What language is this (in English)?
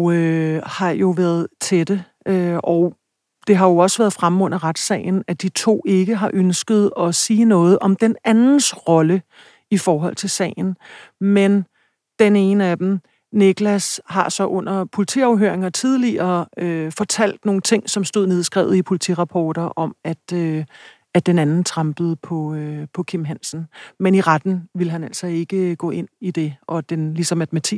Danish